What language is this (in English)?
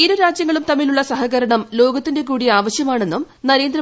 Malayalam